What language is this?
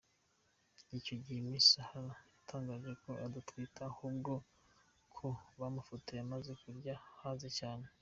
Kinyarwanda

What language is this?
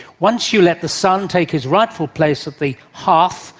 English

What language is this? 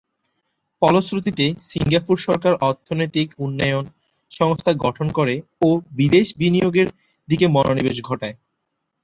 Bangla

